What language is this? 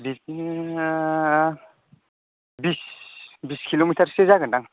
Bodo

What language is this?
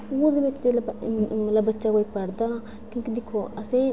Dogri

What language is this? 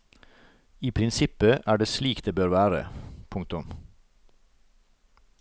Norwegian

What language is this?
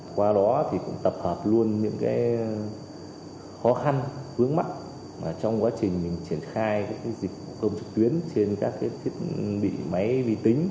Vietnamese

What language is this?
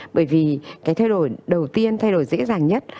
Vietnamese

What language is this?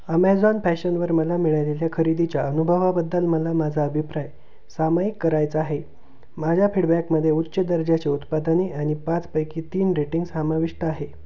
Marathi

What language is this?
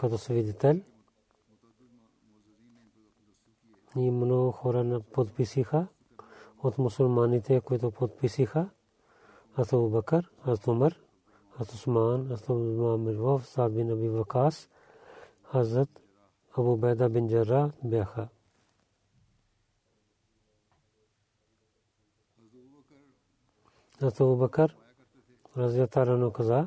Bulgarian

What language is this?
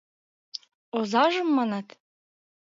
Mari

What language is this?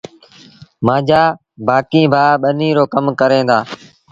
Sindhi Bhil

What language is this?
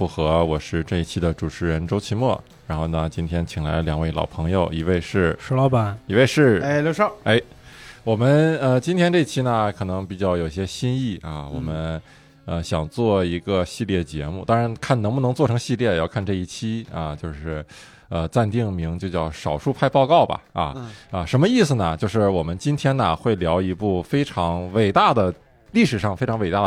Chinese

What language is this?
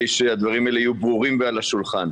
Hebrew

